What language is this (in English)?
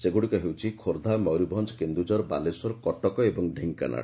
Odia